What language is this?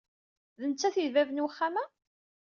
Kabyle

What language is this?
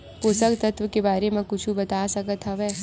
Chhattisgarhi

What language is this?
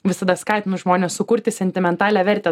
Lithuanian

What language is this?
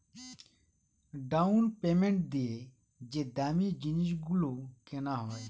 Bangla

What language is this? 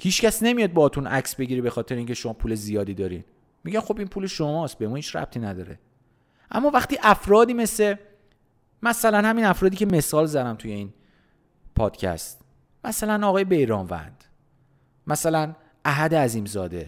Persian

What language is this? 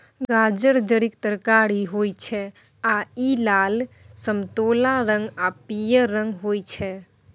Maithili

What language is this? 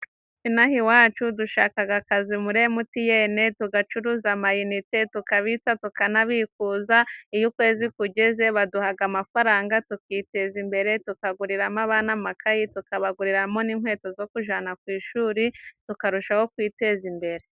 Kinyarwanda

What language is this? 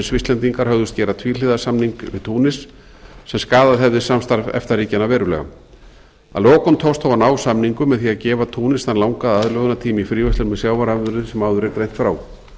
Icelandic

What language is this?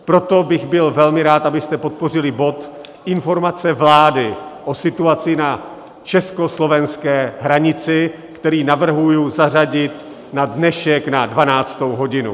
Czech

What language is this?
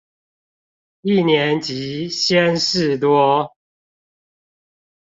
Chinese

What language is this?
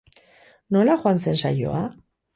Basque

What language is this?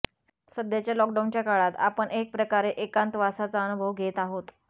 Marathi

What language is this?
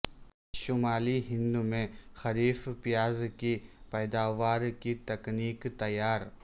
Urdu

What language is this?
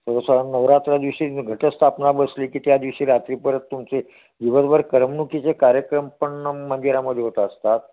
Marathi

